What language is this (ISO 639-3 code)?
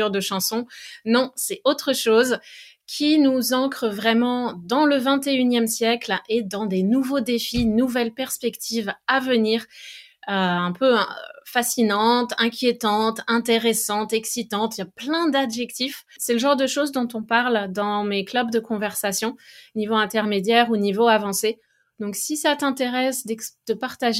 fra